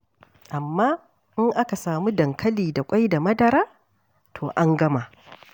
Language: Hausa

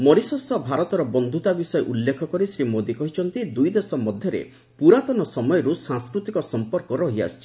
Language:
Odia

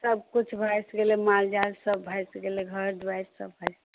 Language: Maithili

